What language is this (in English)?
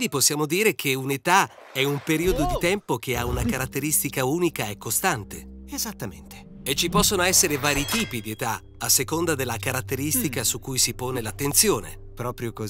Italian